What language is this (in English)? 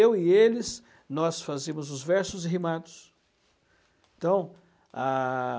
Portuguese